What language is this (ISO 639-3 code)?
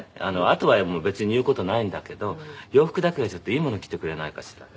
jpn